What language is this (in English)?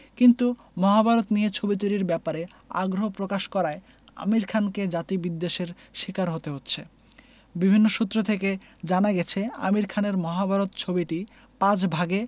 Bangla